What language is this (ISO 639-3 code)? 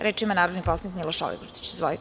srp